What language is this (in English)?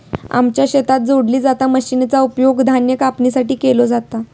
Marathi